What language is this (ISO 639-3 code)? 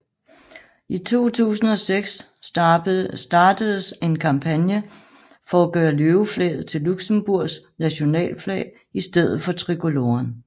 dan